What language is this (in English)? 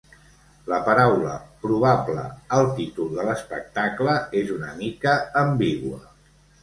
Catalan